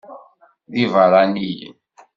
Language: Kabyle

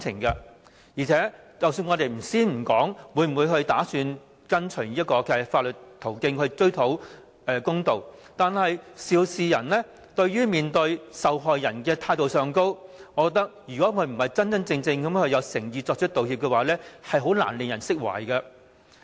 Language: Cantonese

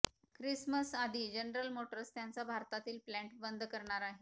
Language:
Marathi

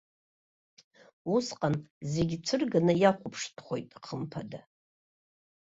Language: Abkhazian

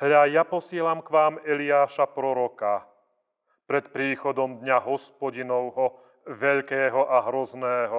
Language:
Slovak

